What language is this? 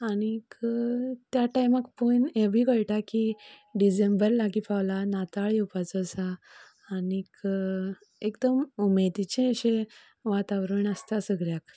Konkani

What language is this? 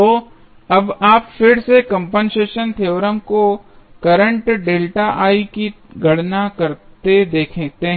Hindi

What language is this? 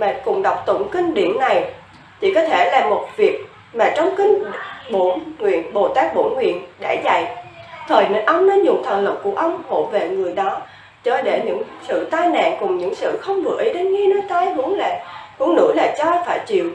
Vietnamese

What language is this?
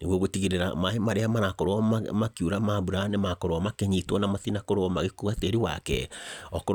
Kikuyu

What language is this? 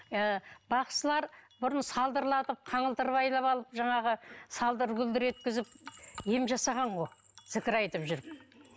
Kazakh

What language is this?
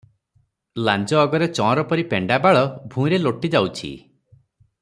Odia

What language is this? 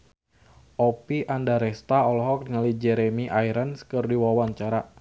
Sundanese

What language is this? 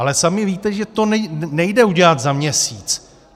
Czech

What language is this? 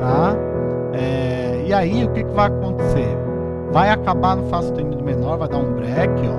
Portuguese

